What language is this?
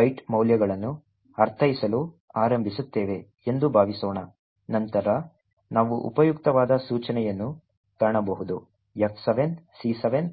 Kannada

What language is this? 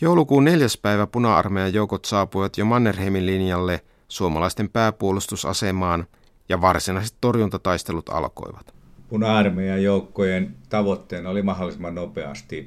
Finnish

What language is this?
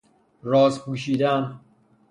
Persian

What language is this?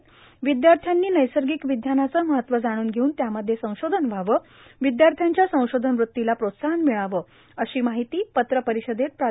Marathi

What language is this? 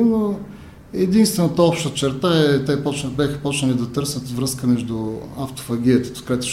Bulgarian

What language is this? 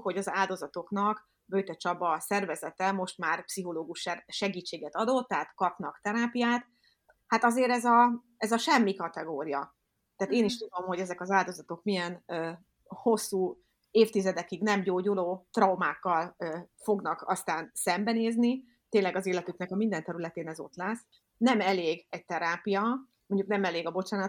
Hungarian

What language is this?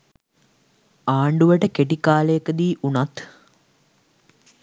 Sinhala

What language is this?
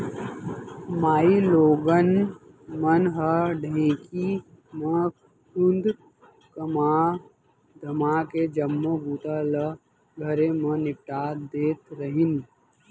Chhattisgarhi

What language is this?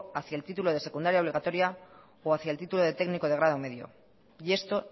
Spanish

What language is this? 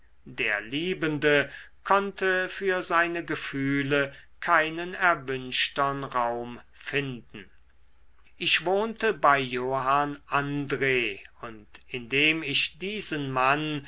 German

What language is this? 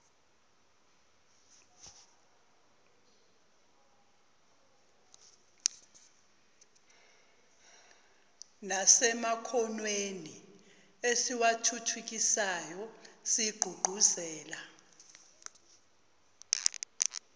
Zulu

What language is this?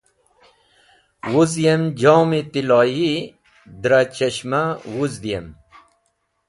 Wakhi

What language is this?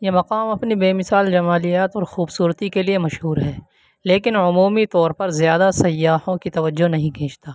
Urdu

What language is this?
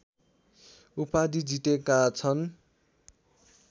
Nepali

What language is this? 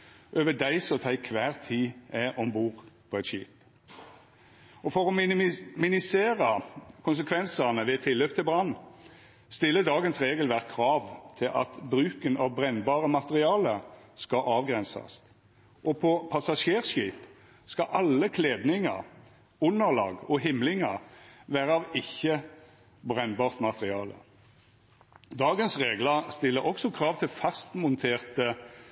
Norwegian Nynorsk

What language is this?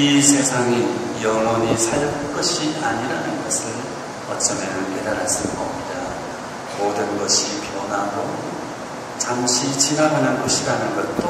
Korean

